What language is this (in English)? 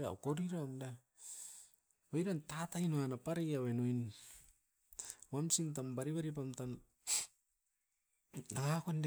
Askopan